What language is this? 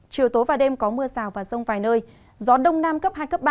Vietnamese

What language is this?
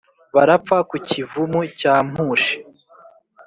Kinyarwanda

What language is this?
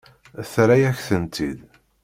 Kabyle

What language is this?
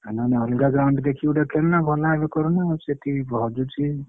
Odia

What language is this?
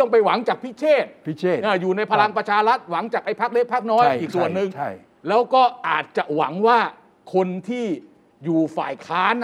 Thai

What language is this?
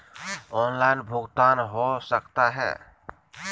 Magahi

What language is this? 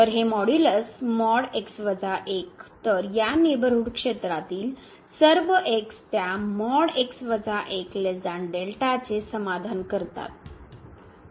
Marathi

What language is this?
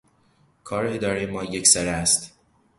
Persian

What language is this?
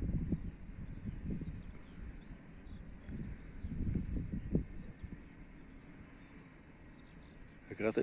Russian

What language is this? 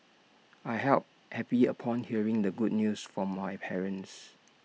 English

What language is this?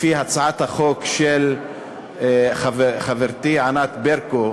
Hebrew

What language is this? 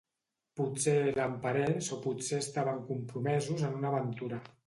Catalan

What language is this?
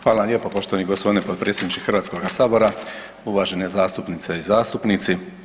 Croatian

